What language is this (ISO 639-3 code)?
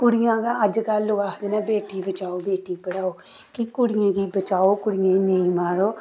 doi